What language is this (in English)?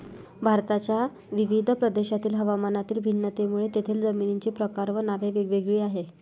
Marathi